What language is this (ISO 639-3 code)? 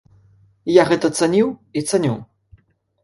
bel